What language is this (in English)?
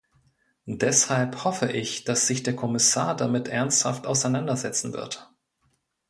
German